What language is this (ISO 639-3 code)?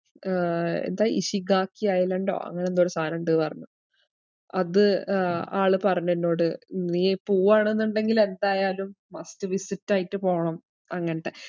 mal